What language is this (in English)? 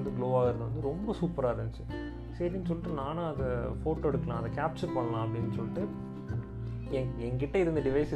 Tamil